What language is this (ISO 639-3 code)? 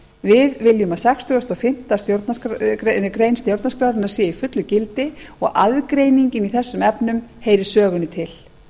isl